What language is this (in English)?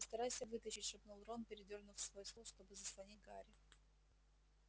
Russian